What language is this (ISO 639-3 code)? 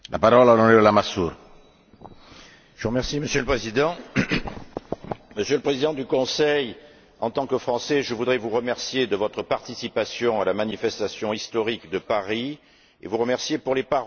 fra